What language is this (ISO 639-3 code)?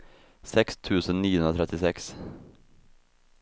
swe